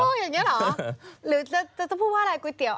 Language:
Thai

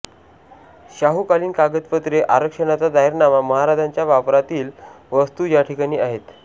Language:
Marathi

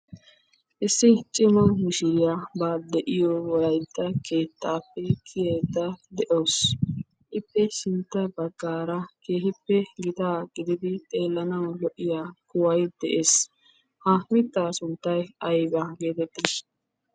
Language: Wolaytta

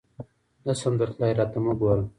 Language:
Pashto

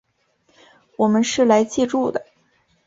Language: Chinese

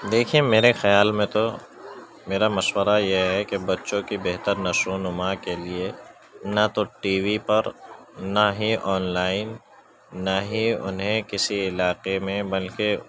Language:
Urdu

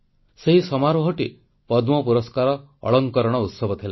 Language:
Odia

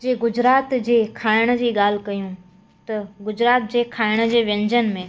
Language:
Sindhi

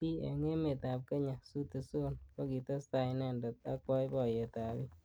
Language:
Kalenjin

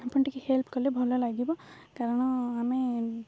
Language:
Odia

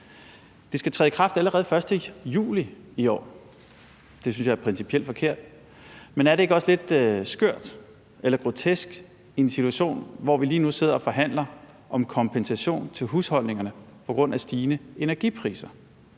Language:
Danish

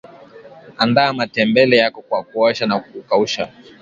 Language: Swahili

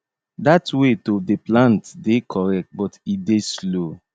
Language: Nigerian Pidgin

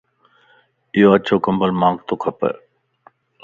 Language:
Lasi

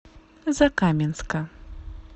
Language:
Russian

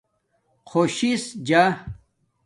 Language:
Domaaki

